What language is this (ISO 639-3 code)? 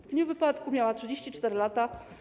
pol